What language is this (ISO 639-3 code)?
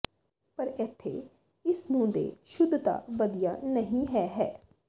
pan